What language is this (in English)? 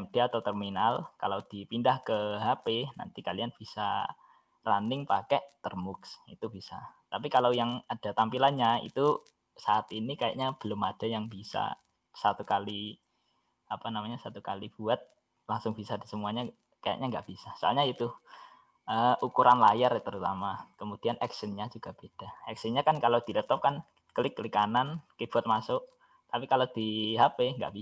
Indonesian